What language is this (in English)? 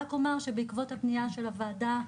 Hebrew